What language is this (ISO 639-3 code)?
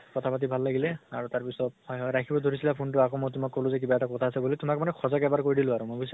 asm